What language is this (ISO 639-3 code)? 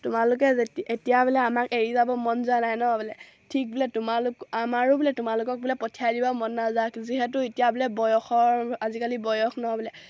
asm